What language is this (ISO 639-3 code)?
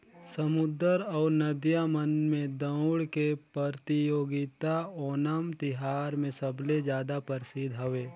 hne